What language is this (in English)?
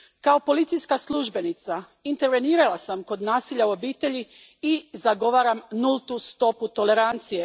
Croatian